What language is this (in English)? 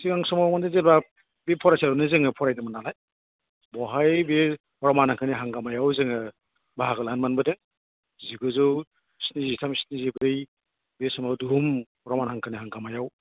Bodo